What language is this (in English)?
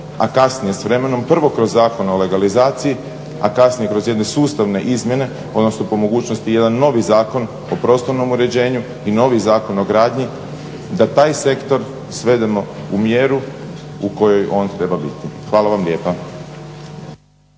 Croatian